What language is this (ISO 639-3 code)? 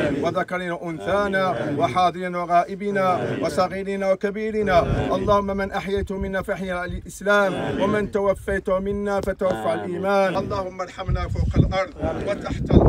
ara